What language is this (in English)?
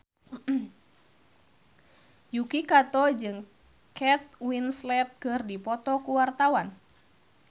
Sundanese